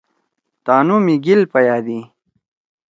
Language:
Torwali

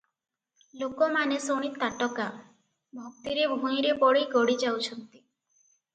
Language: Odia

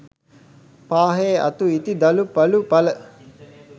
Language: Sinhala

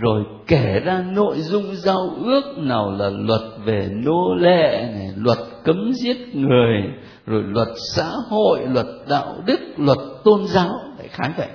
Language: Vietnamese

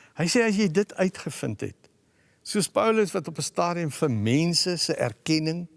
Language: Dutch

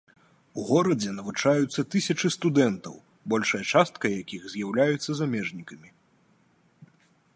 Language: Belarusian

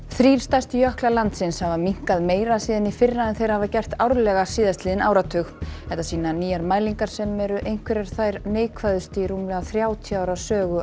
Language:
Icelandic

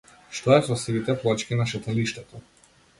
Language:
Macedonian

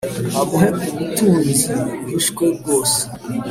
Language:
Kinyarwanda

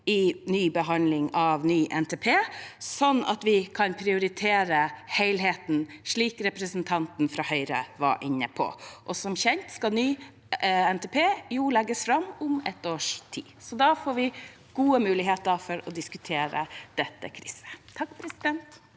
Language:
Norwegian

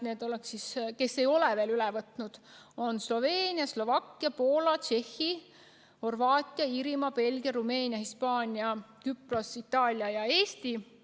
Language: Estonian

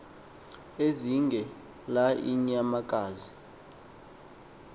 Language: Xhosa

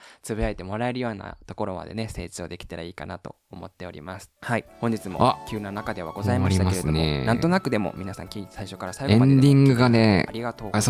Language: Japanese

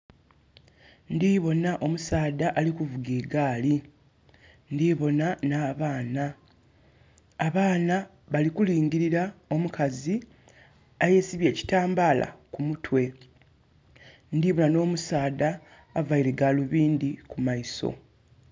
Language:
Soga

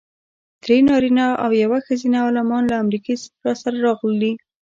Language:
Pashto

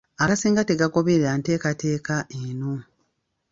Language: Ganda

